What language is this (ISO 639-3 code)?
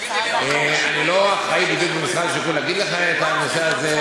heb